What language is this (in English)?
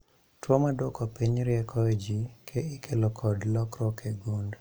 Luo (Kenya and Tanzania)